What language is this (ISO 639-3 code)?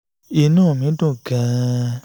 yor